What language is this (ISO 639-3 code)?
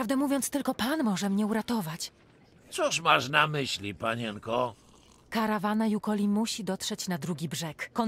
pol